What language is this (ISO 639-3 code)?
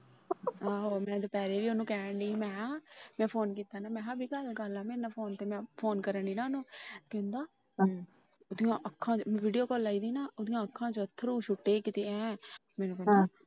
pan